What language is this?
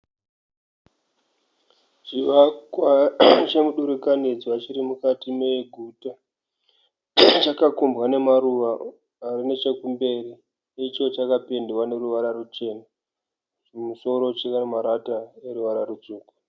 Shona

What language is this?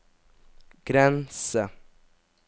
Norwegian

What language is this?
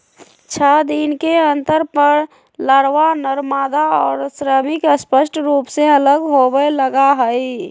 Magahi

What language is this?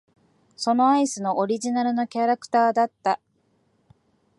Japanese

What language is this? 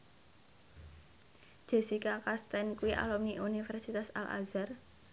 Javanese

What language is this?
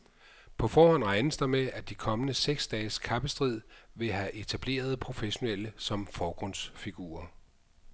Danish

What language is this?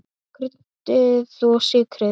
Icelandic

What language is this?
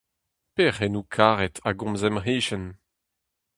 Breton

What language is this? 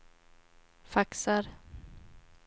Swedish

